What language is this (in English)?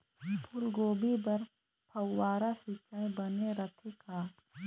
Chhattisgarhi